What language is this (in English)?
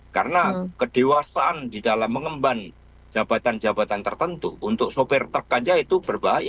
Indonesian